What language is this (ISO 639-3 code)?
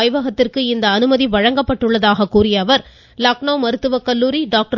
tam